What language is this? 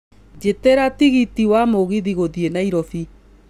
Kikuyu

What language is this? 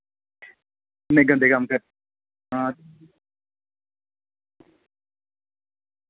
Dogri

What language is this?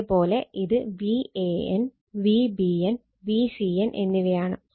Malayalam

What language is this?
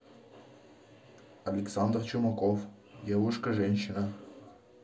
Russian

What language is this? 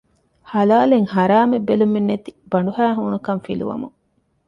Divehi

